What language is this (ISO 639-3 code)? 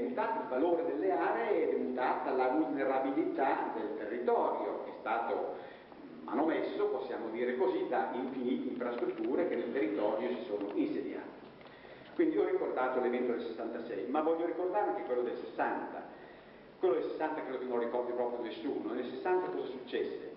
ita